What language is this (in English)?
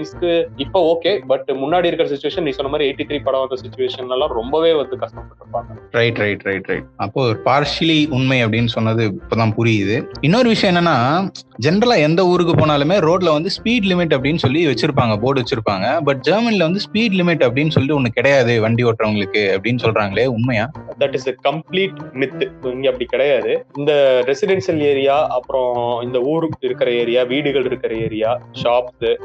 Tamil